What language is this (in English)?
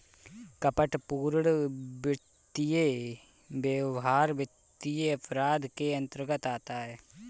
Hindi